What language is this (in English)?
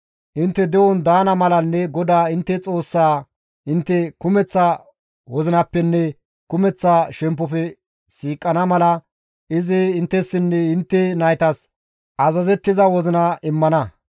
Gamo